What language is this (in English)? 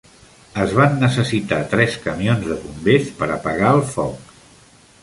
Catalan